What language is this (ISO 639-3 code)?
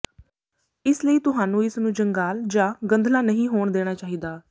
pan